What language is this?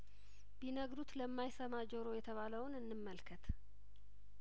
Amharic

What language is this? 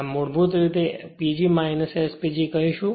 Gujarati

